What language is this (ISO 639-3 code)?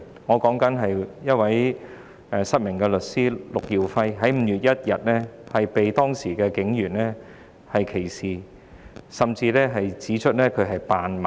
yue